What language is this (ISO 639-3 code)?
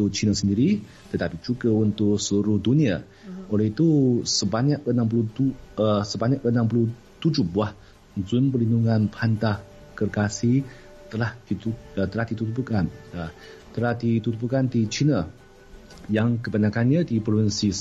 msa